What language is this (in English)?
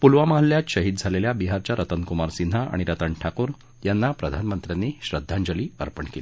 Marathi